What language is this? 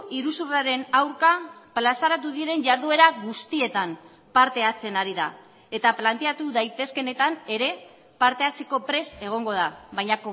Basque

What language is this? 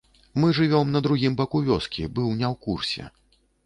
Belarusian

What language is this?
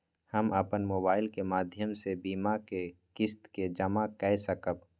Maithili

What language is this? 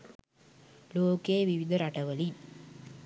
Sinhala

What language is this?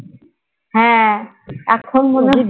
Bangla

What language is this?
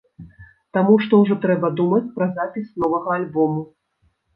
Belarusian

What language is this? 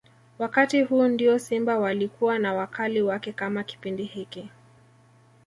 Swahili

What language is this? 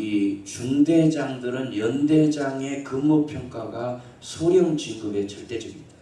Korean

